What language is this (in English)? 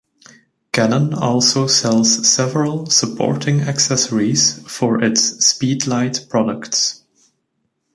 English